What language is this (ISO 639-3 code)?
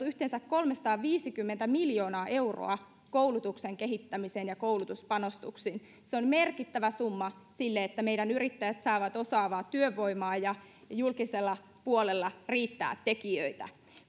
fin